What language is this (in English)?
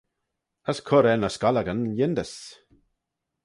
Manx